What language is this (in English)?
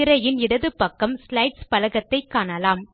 Tamil